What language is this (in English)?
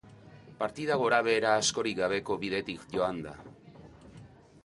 Basque